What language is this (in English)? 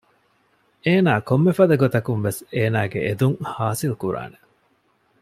Divehi